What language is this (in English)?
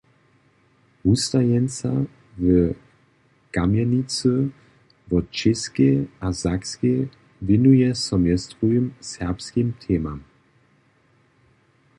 Upper Sorbian